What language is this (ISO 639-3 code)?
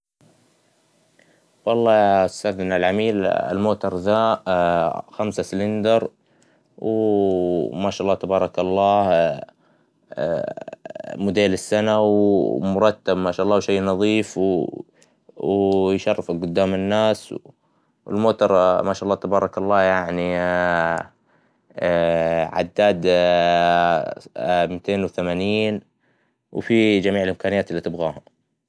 acw